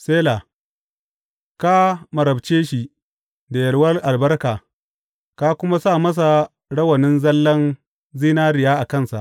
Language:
Hausa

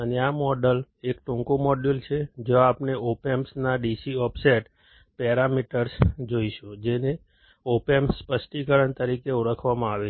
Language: Gujarati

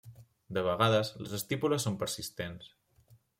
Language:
Catalan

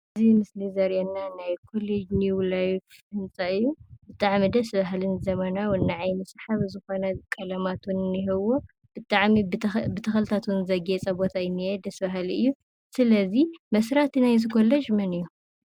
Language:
Tigrinya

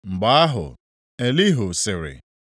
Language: Igbo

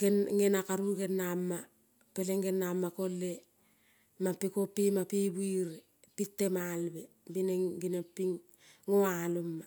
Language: Kol (Papua New Guinea)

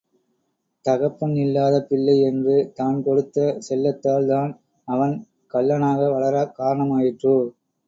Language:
Tamil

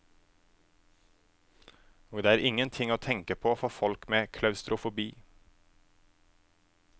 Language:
Norwegian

